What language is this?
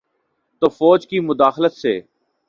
Urdu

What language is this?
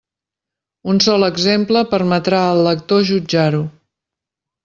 Catalan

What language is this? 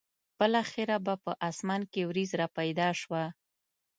Pashto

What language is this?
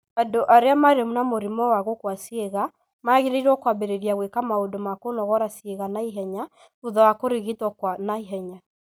Kikuyu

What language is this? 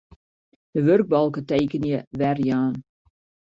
Western Frisian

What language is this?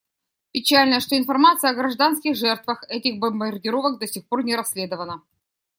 Russian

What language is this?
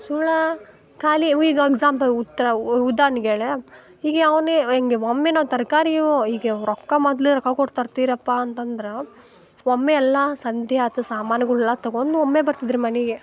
Kannada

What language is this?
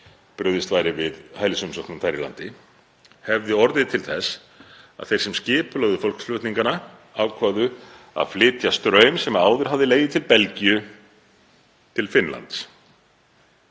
Icelandic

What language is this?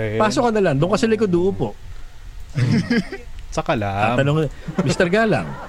Filipino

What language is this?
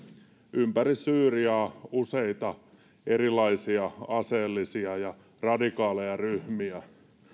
Finnish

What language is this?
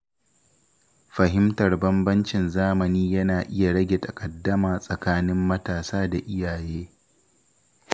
Hausa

